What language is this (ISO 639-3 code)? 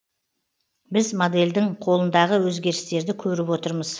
kaz